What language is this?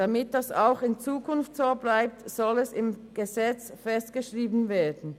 Swiss German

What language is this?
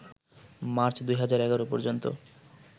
Bangla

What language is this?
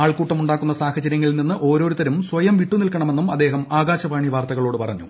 Malayalam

